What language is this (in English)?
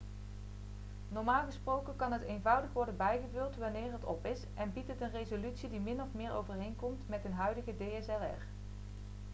Dutch